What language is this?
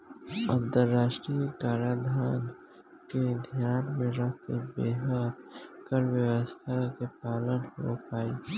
Bhojpuri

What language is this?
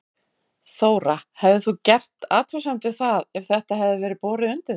Icelandic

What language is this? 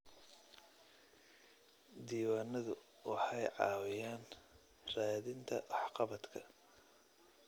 Somali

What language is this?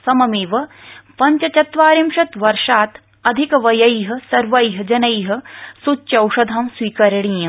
Sanskrit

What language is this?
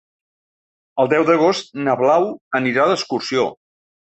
Catalan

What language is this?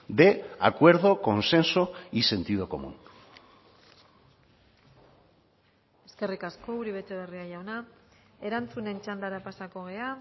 Basque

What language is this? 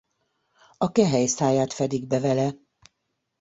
Hungarian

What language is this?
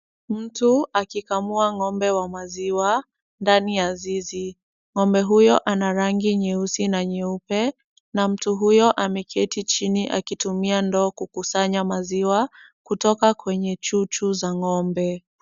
Swahili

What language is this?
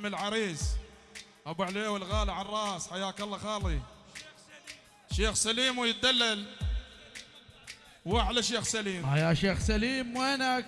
Arabic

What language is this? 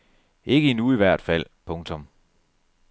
Danish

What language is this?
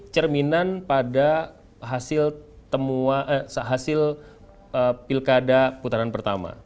Indonesian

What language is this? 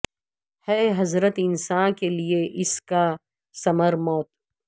Urdu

